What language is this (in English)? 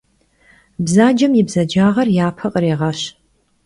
Kabardian